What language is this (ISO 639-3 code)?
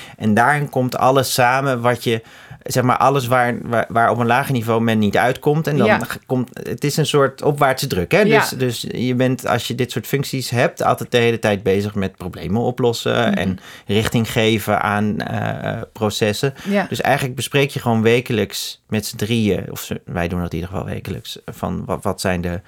nld